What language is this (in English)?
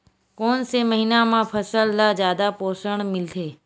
Chhattisgarhi